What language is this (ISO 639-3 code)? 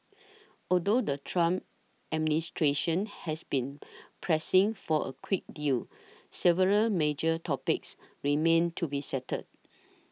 eng